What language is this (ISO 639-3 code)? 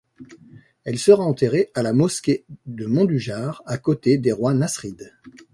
fra